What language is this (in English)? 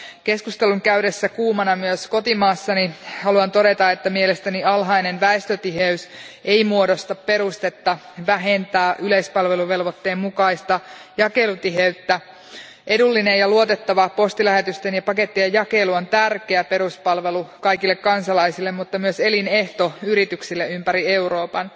Finnish